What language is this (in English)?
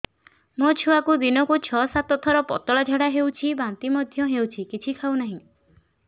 Odia